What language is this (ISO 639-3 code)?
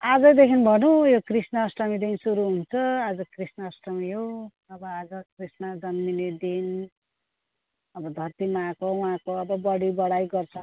nep